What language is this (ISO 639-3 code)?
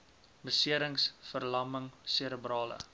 afr